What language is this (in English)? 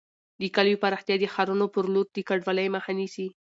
Pashto